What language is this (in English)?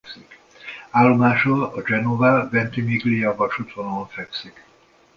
Hungarian